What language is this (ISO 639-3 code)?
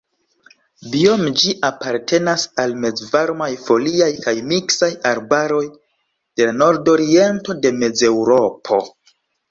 epo